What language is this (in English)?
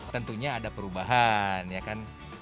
Indonesian